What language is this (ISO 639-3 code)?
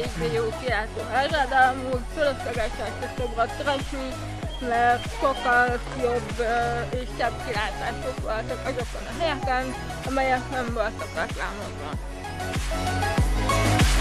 hun